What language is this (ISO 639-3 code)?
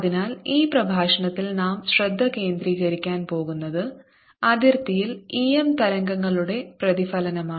mal